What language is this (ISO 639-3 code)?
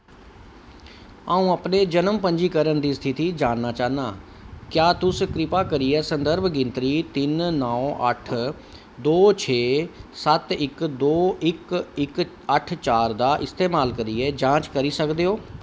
doi